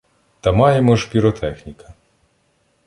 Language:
Ukrainian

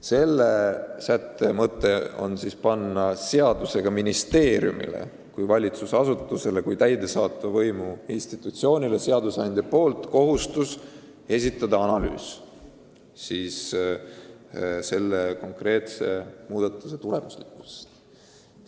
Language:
Estonian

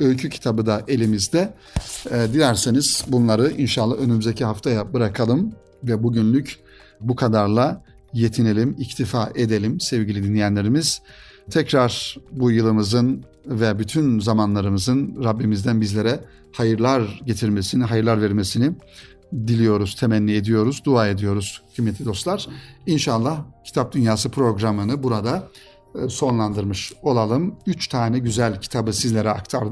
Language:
Turkish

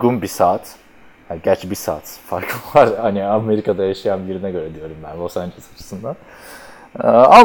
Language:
Turkish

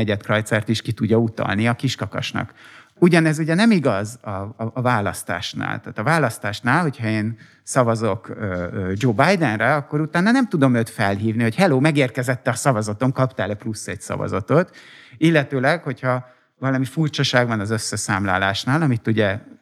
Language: Hungarian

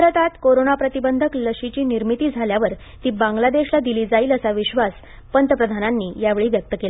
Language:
Marathi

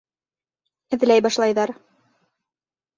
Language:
Bashkir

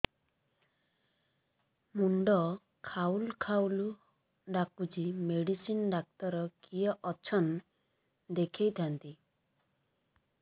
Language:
Odia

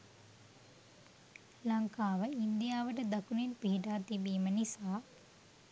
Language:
Sinhala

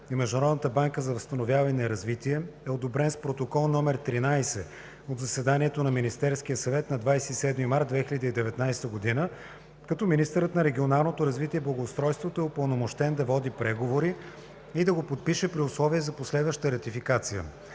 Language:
Bulgarian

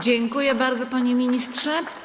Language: Polish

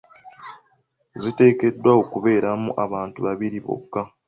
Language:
Ganda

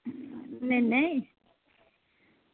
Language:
Dogri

